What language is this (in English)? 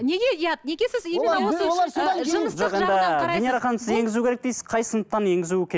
Kazakh